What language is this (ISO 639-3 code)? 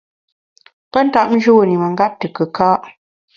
bax